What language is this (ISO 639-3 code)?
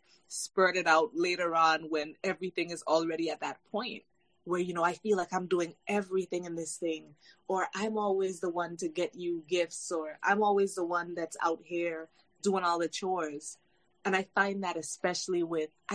eng